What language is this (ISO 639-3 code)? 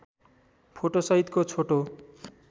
nep